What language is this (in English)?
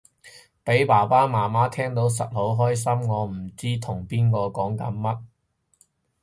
Cantonese